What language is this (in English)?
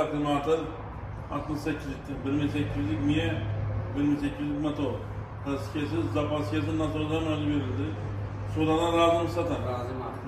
Turkish